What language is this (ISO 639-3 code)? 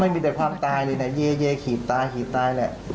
tha